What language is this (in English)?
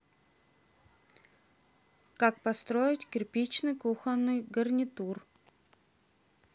Russian